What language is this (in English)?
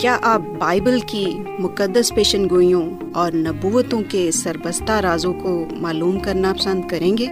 Urdu